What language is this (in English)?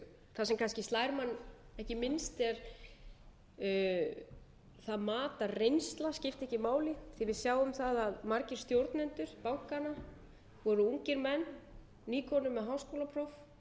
Icelandic